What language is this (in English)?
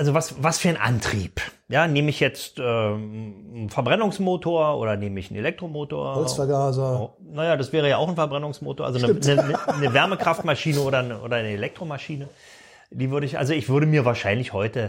German